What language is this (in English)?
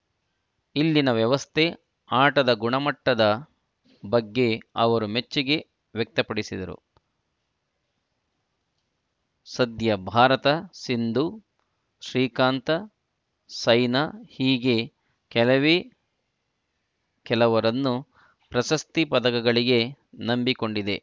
Kannada